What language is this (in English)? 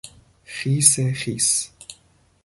Persian